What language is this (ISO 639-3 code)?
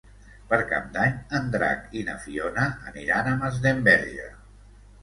cat